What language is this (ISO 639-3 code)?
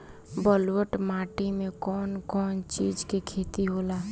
bho